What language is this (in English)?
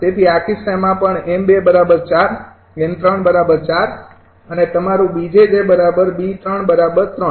Gujarati